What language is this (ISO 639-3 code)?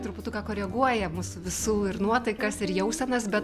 lit